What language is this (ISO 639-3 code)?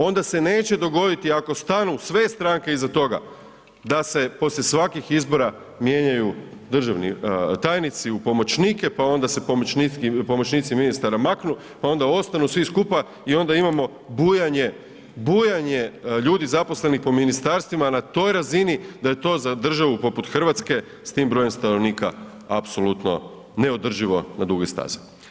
hrv